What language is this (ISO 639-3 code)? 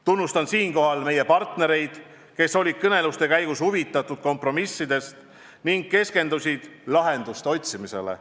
est